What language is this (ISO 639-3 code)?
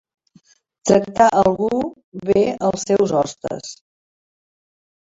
cat